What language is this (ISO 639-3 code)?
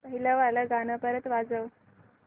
mar